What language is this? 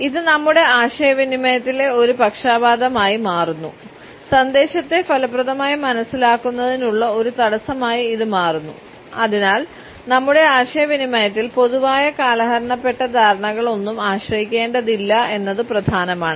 Malayalam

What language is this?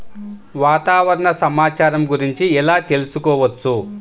Telugu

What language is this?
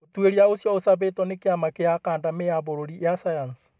Kikuyu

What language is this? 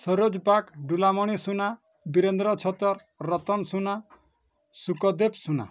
Odia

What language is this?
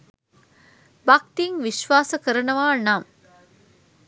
Sinhala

